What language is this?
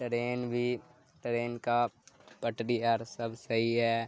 Urdu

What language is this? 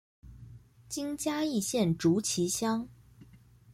Chinese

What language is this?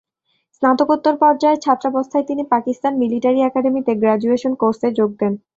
Bangla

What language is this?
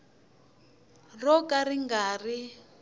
Tsonga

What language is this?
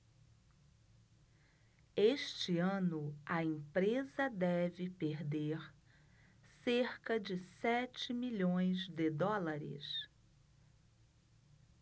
Portuguese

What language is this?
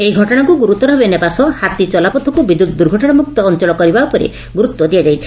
Odia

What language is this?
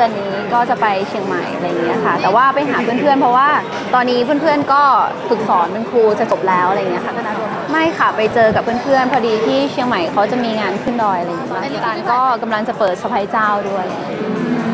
Thai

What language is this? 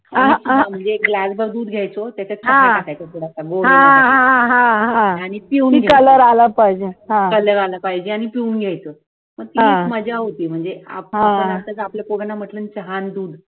Marathi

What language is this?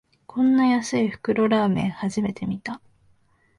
Japanese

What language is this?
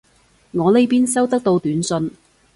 Cantonese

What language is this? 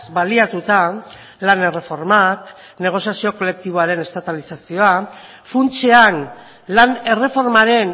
Basque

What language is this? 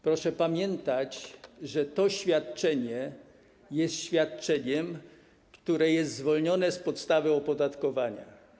Polish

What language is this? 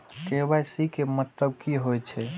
Maithili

